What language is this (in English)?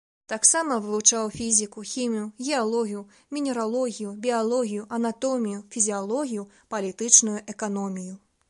Belarusian